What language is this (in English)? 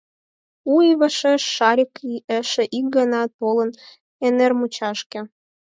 Mari